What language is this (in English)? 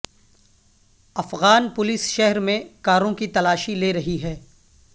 Urdu